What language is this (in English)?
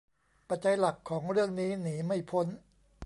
Thai